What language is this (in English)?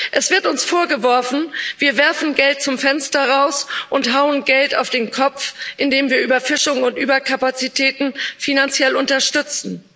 German